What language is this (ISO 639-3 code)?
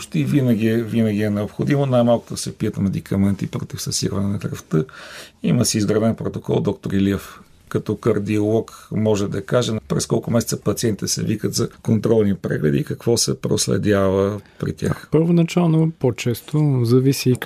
bul